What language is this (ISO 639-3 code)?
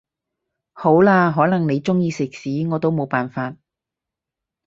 yue